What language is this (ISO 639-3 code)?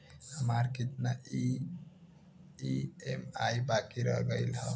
bho